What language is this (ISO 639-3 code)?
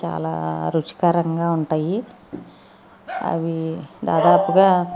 tel